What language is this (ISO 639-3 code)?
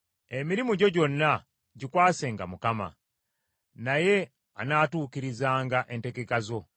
lug